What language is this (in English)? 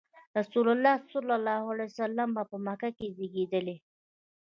Pashto